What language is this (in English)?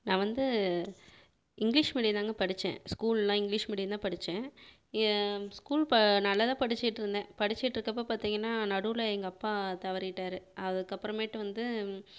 Tamil